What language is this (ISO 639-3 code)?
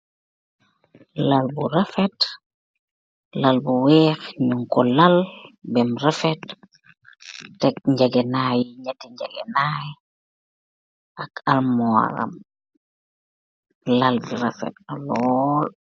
wol